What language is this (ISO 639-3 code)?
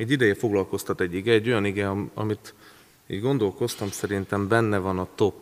hun